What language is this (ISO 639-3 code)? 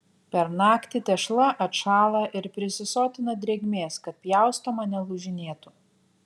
lit